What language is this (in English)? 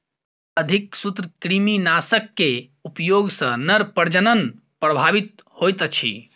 Maithili